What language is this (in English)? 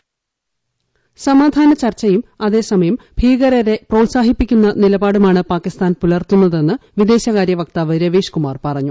Malayalam